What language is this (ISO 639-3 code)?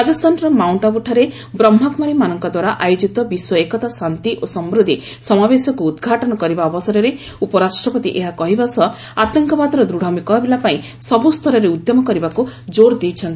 ori